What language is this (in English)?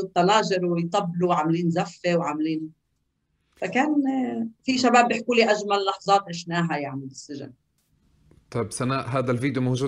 Arabic